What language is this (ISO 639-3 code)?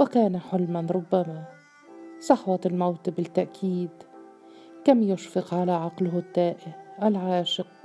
ara